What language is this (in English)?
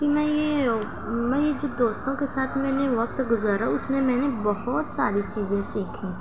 Urdu